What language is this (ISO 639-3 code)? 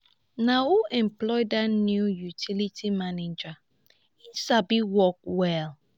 pcm